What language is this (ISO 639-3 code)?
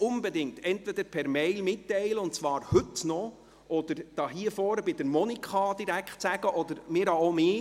gsw